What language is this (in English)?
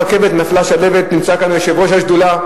Hebrew